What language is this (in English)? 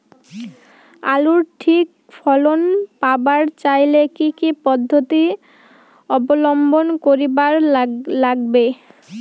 Bangla